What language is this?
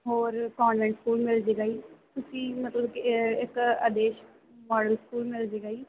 Punjabi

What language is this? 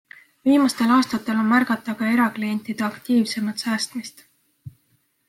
Estonian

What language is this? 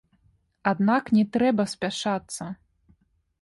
Belarusian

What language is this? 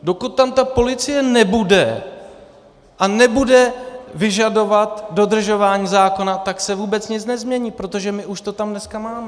Czech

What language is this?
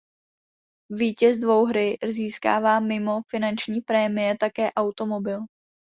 Czech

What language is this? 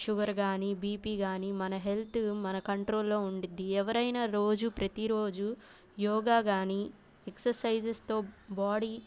Telugu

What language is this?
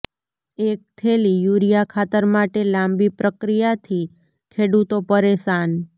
Gujarati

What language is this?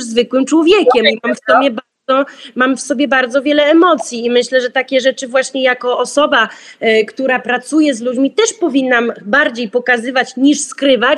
Polish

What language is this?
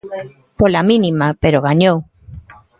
Galician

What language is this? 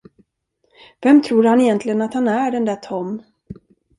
Swedish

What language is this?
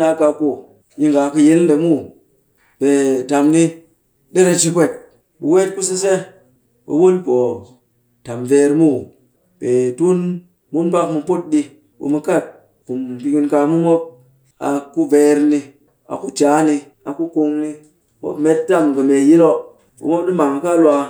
Cakfem-Mushere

